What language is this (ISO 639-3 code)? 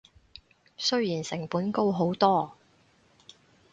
yue